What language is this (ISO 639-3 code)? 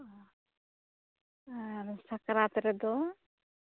sat